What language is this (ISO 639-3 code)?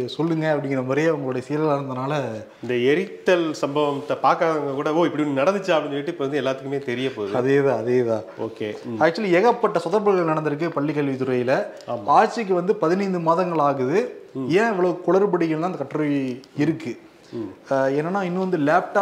tam